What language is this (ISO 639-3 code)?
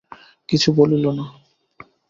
ben